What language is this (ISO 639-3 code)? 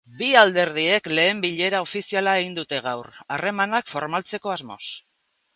eus